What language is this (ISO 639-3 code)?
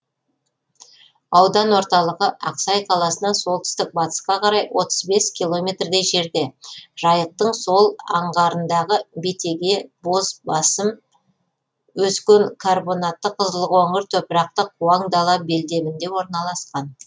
kaz